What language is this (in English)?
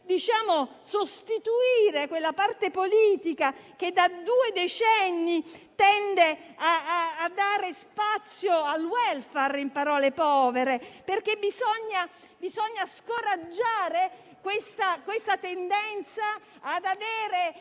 Italian